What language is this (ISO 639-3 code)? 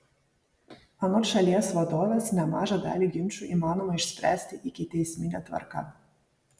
lit